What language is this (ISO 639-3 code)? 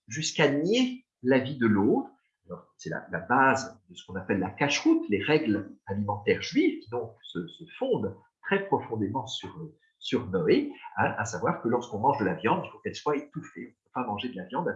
fra